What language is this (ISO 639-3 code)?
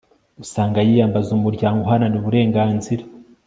kin